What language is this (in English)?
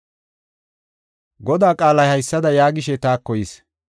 Gofa